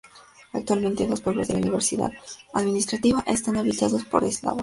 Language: Spanish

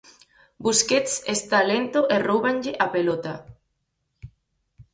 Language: Galician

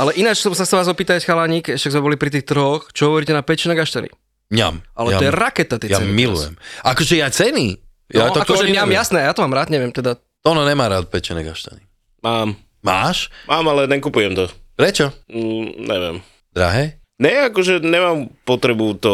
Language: Slovak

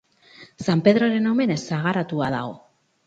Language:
Basque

